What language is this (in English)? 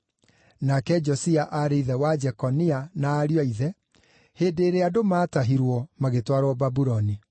Kikuyu